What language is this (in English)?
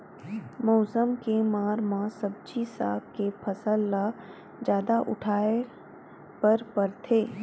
Chhattisgarhi